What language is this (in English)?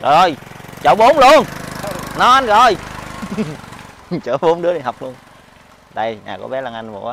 Vietnamese